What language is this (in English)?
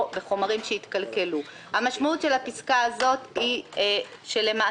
Hebrew